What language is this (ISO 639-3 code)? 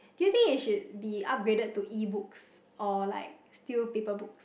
eng